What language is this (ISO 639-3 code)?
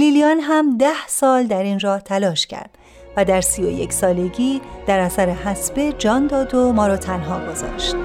fas